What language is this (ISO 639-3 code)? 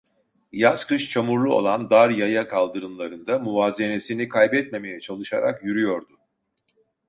tur